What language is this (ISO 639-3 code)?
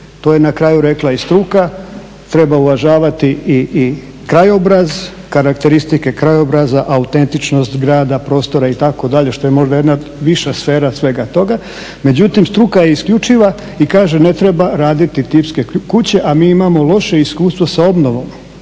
hrv